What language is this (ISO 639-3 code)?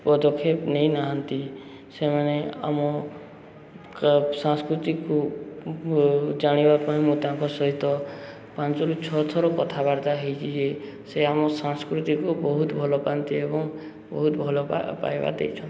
ori